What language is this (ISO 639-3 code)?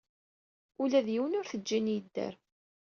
kab